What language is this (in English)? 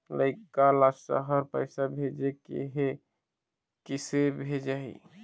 Chhattisgarhi